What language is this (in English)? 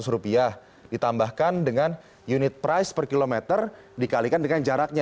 Indonesian